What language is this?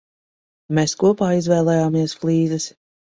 Latvian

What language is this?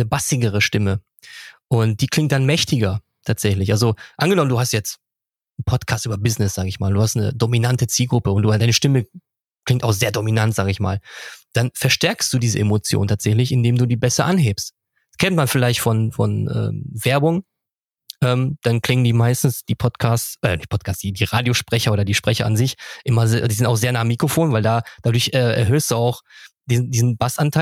German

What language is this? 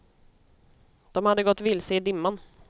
Swedish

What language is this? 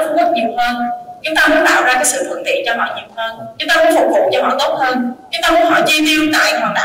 Vietnamese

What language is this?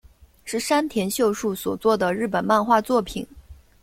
Chinese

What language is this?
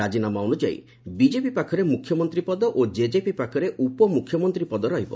Odia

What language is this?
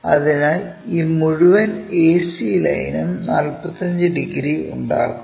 Malayalam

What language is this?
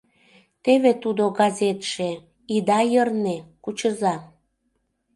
Mari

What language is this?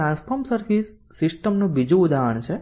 Gujarati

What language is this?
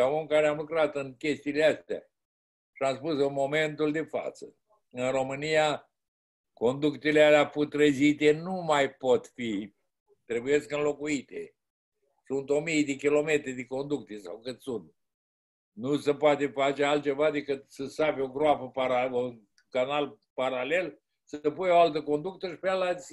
Romanian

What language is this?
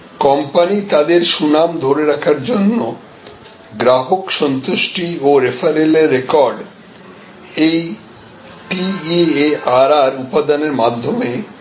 Bangla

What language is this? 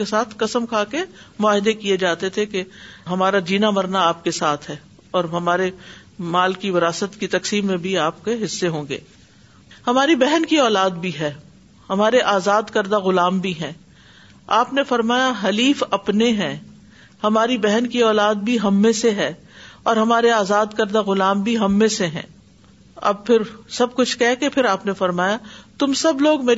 Urdu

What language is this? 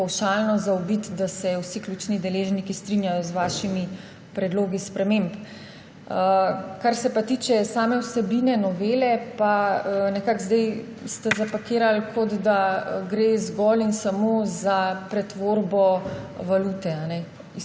Slovenian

